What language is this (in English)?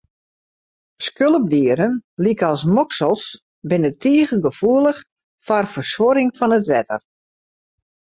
Western Frisian